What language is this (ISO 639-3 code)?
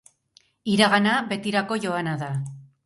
eus